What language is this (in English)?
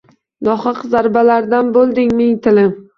Uzbek